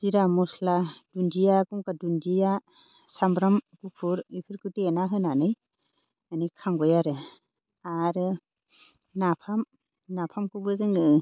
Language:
Bodo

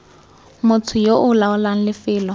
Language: Tswana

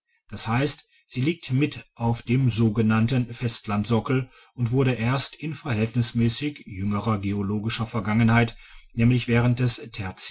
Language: German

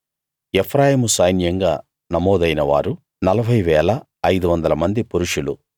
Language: Telugu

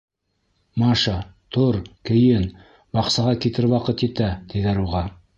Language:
Bashkir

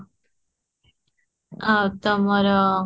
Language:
Odia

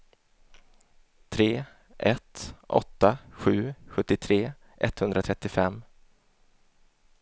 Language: Swedish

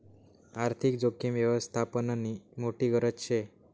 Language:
Marathi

